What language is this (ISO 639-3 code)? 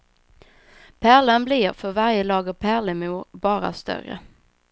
swe